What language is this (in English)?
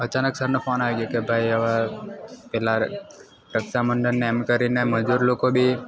Gujarati